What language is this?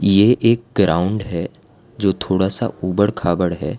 Hindi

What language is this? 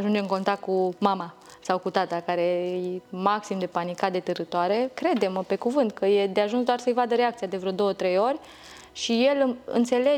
Romanian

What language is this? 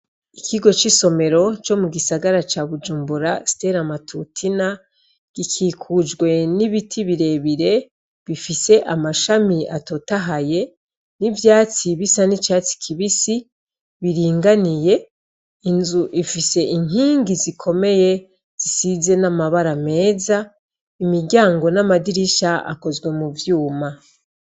Rundi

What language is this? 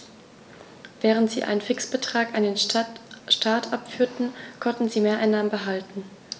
German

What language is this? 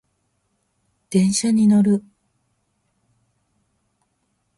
Japanese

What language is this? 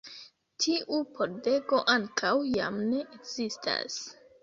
Esperanto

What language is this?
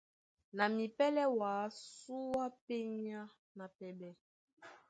Duala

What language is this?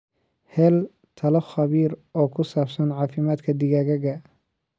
Somali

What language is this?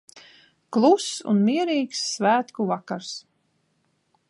Latvian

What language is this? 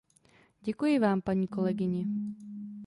Czech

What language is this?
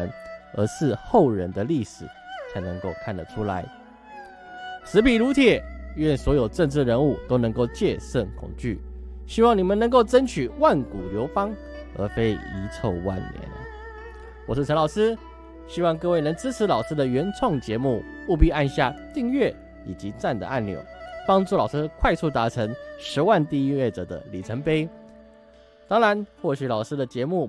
Chinese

